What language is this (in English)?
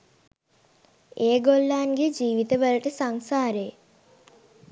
Sinhala